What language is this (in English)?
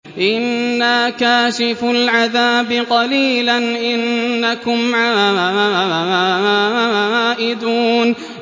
Arabic